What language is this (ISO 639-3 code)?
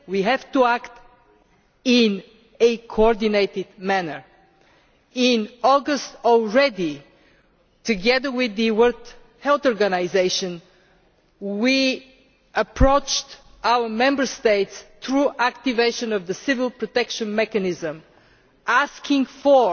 eng